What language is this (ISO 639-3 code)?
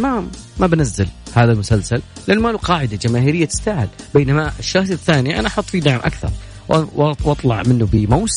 ara